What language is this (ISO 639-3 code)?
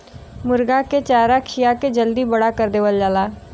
bho